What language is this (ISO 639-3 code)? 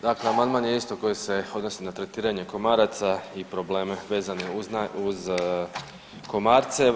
hrv